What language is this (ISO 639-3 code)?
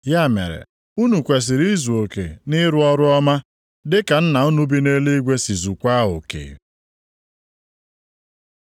ibo